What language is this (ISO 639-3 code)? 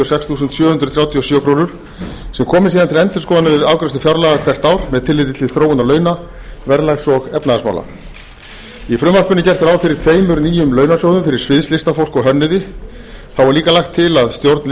isl